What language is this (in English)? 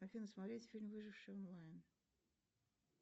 Russian